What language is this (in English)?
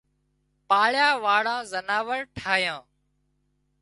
Wadiyara Koli